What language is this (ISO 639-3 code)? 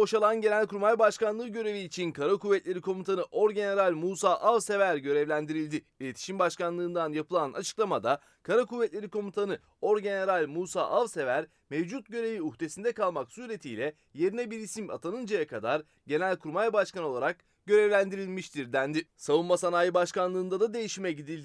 tur